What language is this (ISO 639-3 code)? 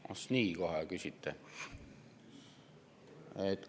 est